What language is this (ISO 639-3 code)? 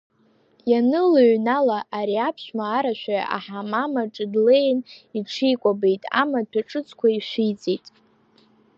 abk